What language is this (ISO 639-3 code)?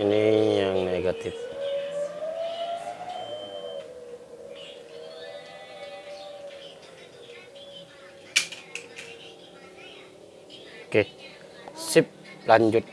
ind